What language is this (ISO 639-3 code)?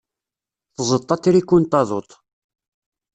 kab